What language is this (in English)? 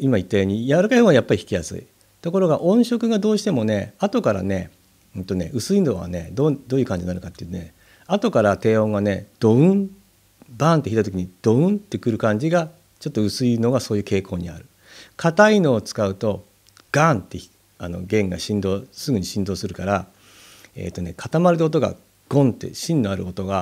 Japanese